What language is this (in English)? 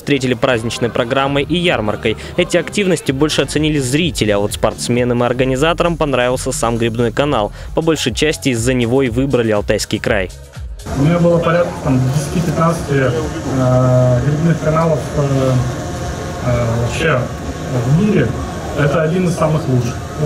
Russian